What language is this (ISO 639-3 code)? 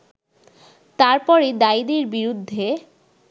ben